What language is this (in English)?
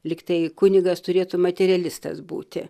Lithuanian